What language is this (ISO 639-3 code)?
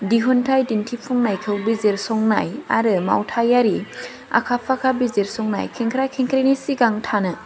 brx